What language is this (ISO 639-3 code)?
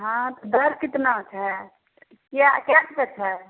mai